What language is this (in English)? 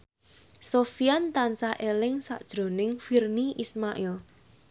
Javanese